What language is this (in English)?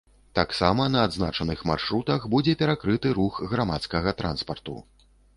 Belarusian